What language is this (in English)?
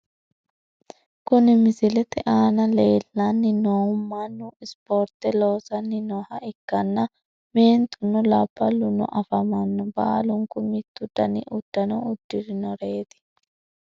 Sidamo